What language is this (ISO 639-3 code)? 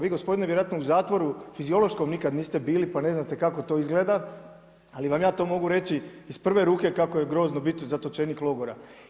hrv